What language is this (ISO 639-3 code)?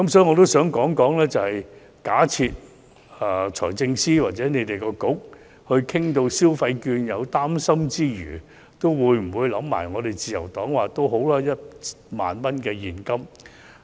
yue